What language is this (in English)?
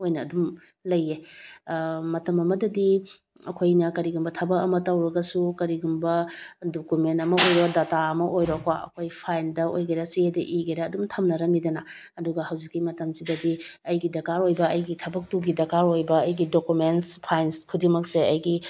Manipuri